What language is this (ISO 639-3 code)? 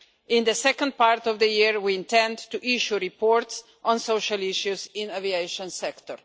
eng